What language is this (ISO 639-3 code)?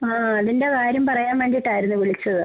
mal